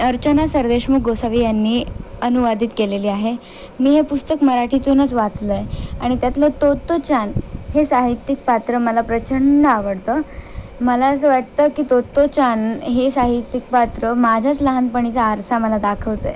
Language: Marathi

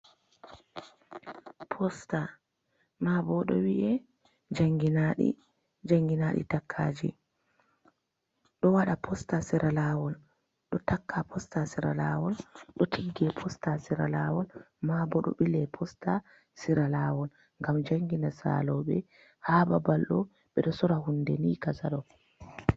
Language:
Fula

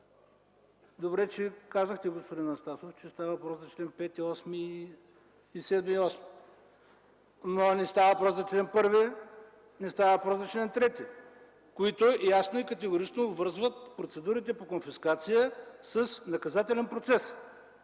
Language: Bulgarian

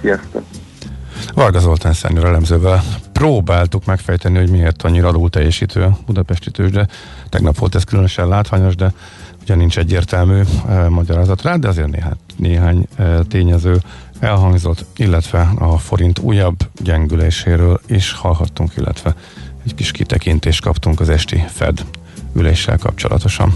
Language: Hungarian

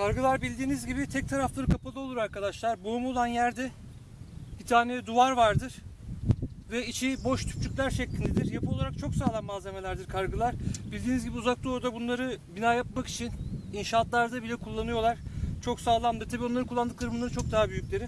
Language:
Turkish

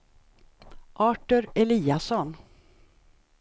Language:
Swedish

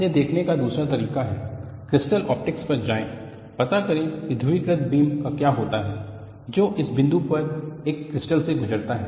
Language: Hindi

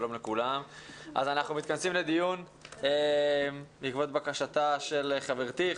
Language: Hebrew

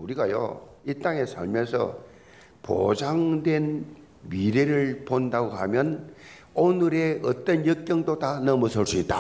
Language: Korean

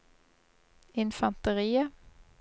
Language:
Norwegian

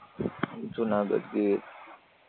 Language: Gujarati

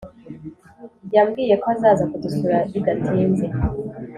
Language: Kinyarwanda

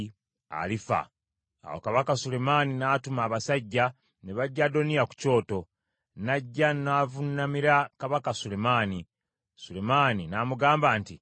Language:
Ganda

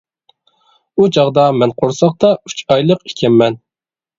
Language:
Uyghur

